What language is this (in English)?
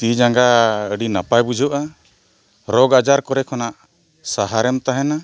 Santali